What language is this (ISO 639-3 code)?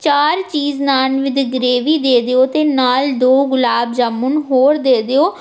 pan